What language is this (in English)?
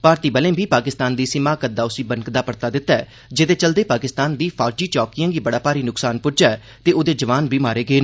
Dogri